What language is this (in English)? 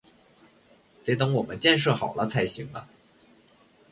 Chinese